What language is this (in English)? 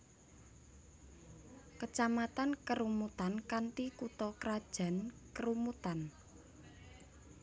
Javanese